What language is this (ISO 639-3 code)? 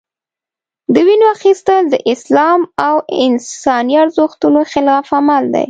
pus